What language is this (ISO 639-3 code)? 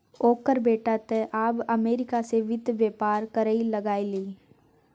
mai